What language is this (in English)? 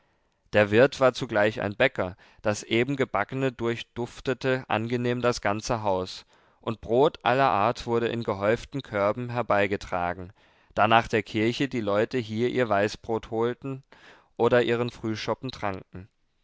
German